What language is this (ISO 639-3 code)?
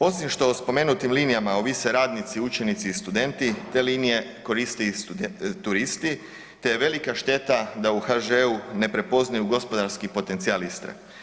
hrv